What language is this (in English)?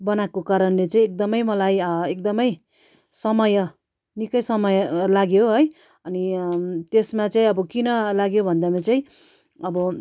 Nepali